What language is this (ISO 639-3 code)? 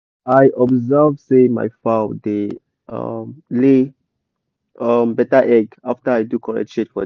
pcm